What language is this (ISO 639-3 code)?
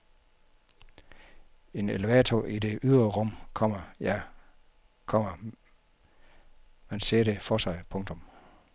dan